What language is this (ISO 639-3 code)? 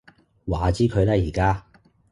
yue